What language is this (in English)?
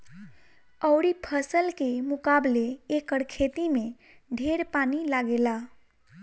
Bhojpuri